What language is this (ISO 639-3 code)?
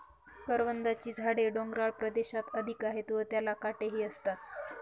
mar